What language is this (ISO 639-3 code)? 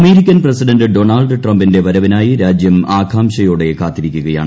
mal